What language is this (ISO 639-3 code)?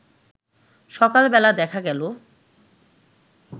ben